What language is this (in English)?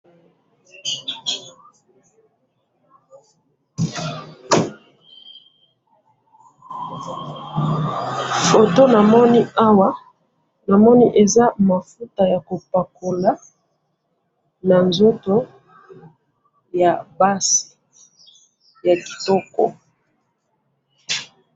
Lingala